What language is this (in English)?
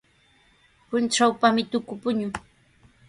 Sihuas Ancash Quechua